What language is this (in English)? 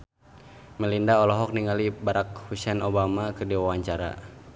Sundanese